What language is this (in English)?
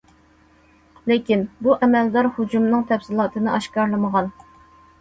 Uyghur